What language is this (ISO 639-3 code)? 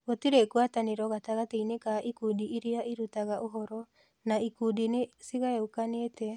kik